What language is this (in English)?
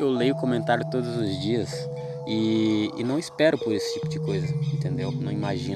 Portuguese